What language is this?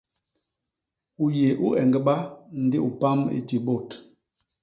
Basaa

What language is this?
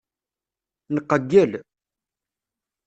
Kabyle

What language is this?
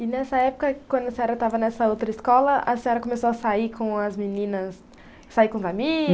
Portuguese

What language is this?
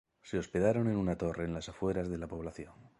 Spanish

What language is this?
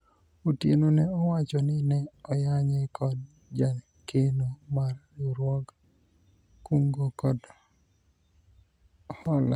Luo (Kenya and Tanzania)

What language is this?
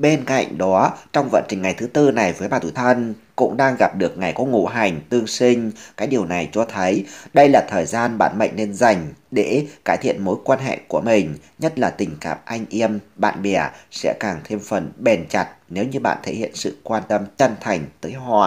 Vietnamese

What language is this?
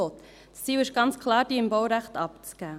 Swiss German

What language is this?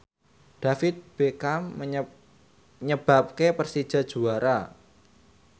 Javanese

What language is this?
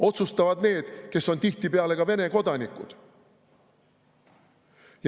Estonian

